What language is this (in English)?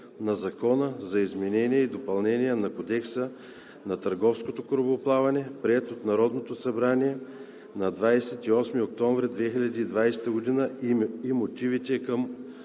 Bulgarian